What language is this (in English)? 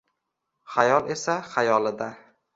Uzbek